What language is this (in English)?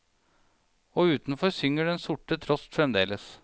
Norwegian